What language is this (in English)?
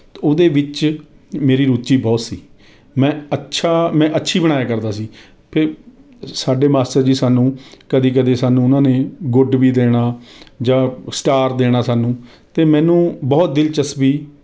Punjabi